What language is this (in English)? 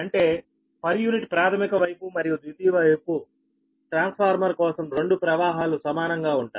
Telugu